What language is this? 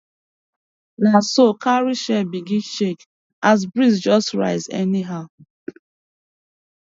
Nigerian Pidgin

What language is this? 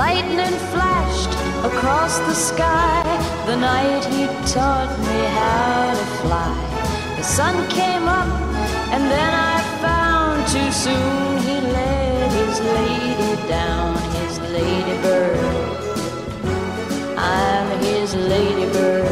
English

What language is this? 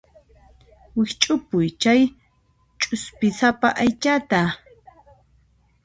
Puno Quechua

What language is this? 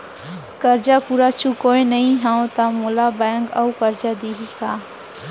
Chhattisgarhi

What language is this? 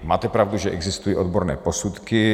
Czech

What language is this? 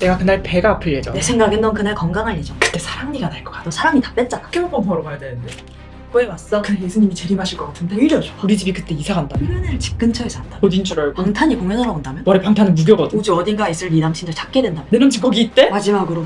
Korean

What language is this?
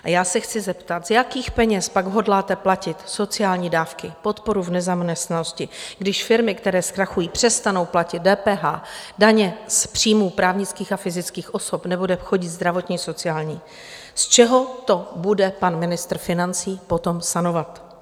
Czech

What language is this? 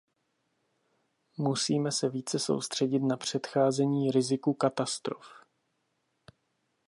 Czech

